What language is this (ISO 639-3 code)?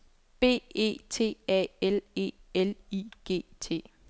dan